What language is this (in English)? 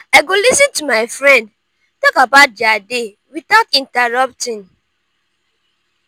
Nigerian Pidgin